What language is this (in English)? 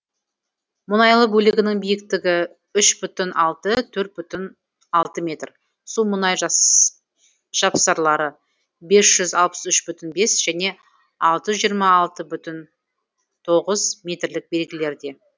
Kazakh